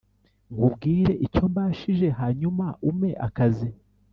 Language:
Kinyarwanda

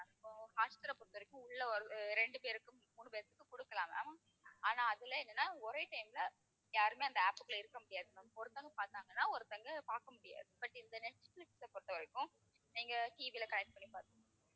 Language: Tamil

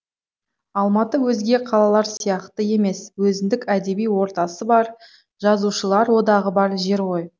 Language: Kazakh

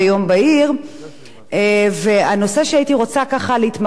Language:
Hebrew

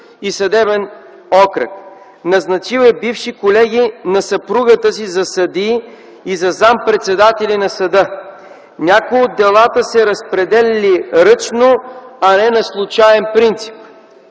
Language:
Bulgarian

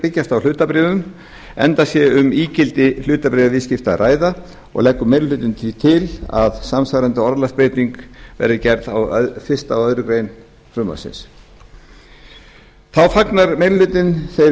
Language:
Icelandic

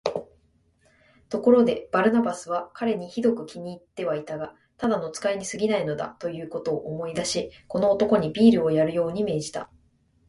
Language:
Japanese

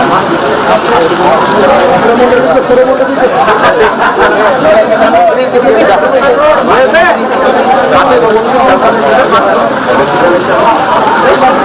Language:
Indonesian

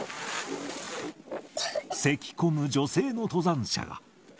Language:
Japanese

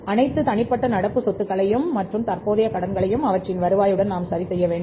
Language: Tamil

